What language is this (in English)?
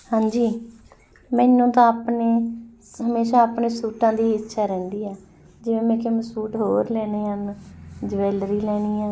Punjabi